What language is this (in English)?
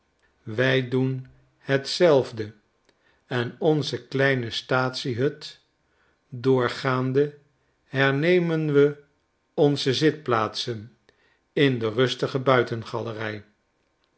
Dutch